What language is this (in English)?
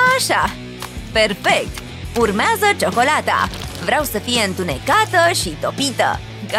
Romanian